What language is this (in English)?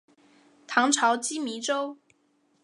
Chinese